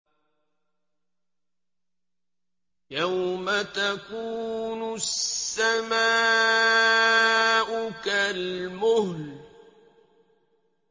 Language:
Arabic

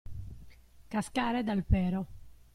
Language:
Italian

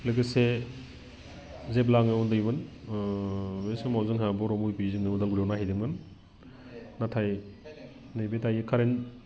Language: Bodo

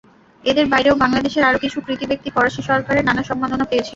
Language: Bangla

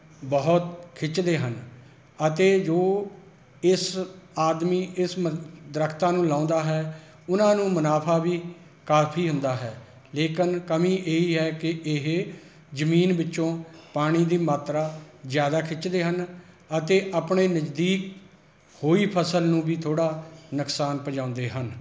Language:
Punjabi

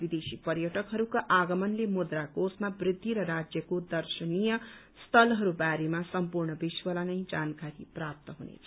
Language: Nepali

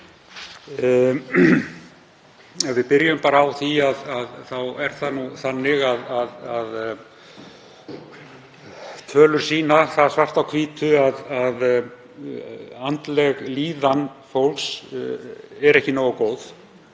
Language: Icelandic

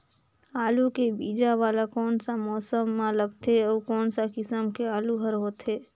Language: Chhattisgarhi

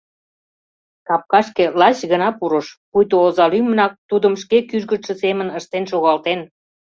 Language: Mari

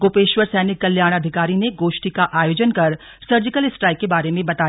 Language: Hindi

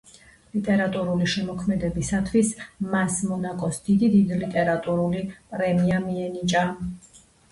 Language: Georgian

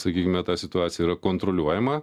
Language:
Lithuanian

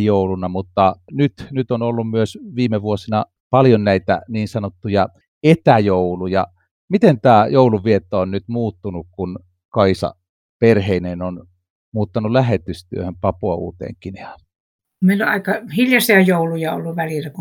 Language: Finnish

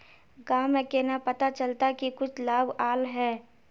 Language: Magahi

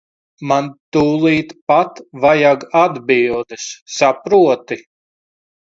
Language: Latvian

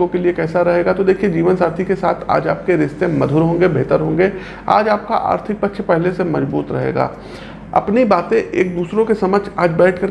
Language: Hindi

